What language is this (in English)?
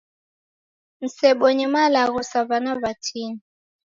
Taita